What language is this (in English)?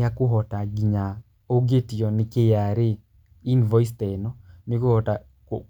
Kikuyu